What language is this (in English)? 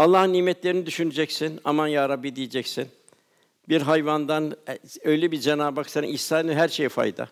Turkish